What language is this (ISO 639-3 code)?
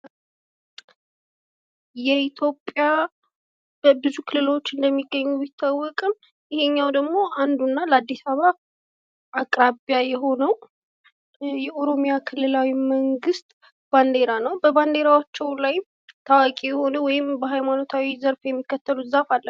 amh